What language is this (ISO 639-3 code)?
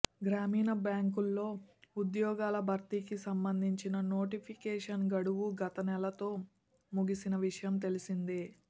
tel